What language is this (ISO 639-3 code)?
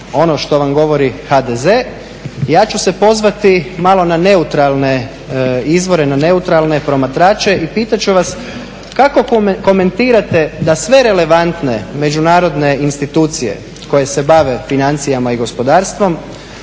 hrv